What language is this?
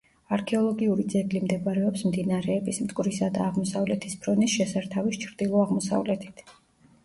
Georgian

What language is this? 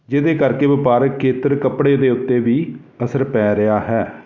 Punjabi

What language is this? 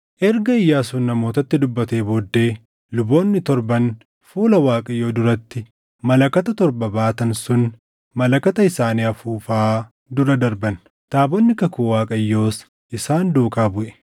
Oromo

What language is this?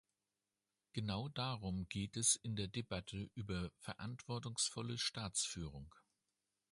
German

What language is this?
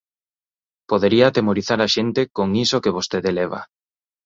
Galician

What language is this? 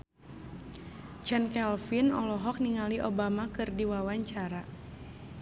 Sundanese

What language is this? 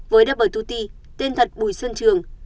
Vietnamese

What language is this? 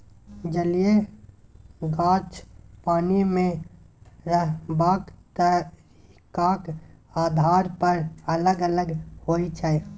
Maithili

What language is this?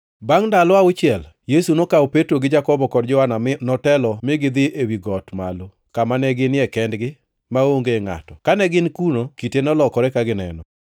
Luo (Kenya and Tanzania)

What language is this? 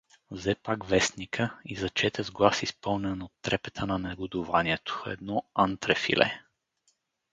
Bulgarian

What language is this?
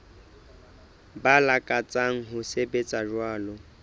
Southern Sotho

